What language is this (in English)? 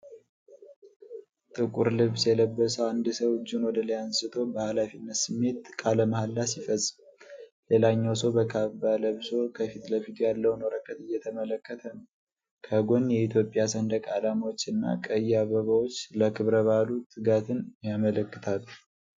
Amharic